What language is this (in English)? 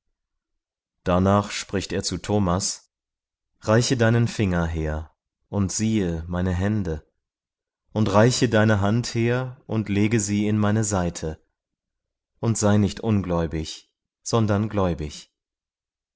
German